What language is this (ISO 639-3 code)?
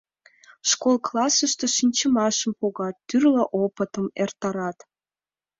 chm